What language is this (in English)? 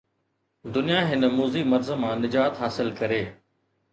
Sindhi